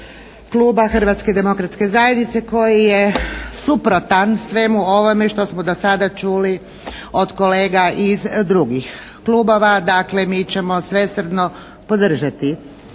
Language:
Croatian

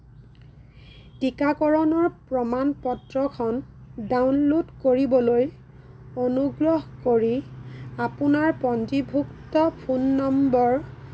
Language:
Assamese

